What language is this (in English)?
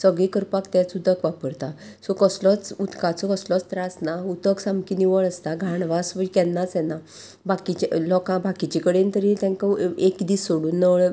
Konkani